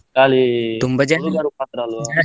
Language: Kannada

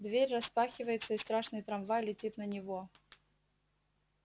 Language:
Russian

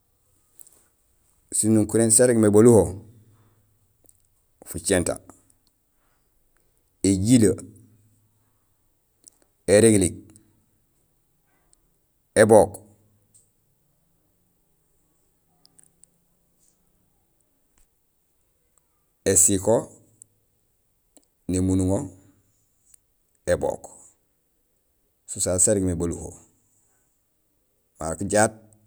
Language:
Gusilay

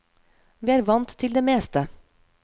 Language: Norwegian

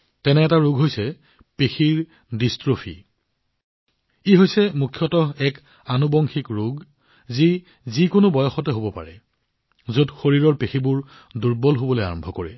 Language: Assamese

